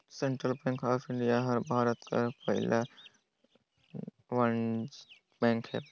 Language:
Chhattisgarhi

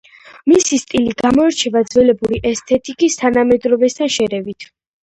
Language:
Georgian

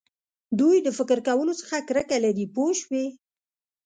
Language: Pashto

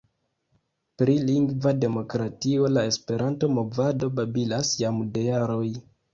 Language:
Esperanto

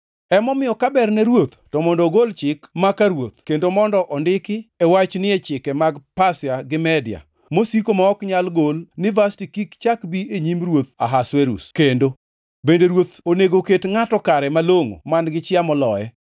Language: Luo (Kenya and Tanzania)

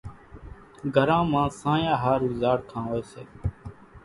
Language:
Kachi Koli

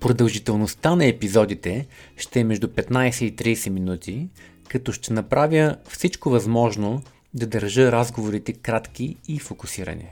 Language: Bulgarian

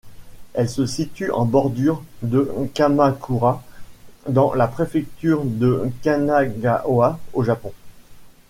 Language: French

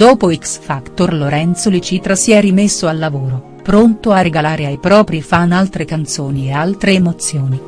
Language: Italian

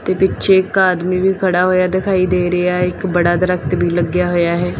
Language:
Punjabi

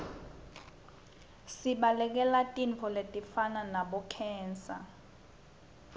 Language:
Swati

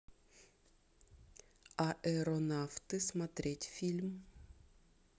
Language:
Russian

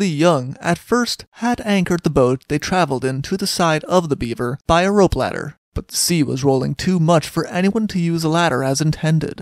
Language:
English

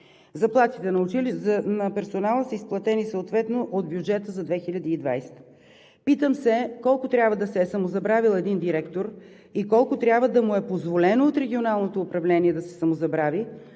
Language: Bulgarian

